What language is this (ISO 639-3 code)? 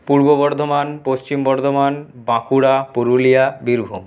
ben